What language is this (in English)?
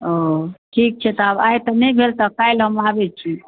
Maithili